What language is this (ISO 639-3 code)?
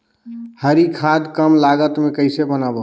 hne